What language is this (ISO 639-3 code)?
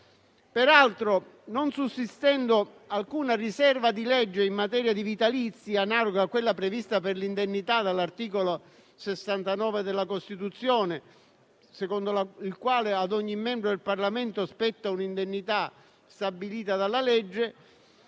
ita